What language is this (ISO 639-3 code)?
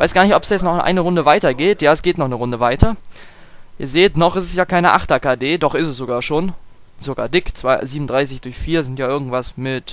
deu